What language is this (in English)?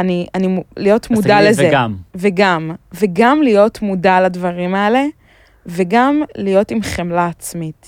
Hebrew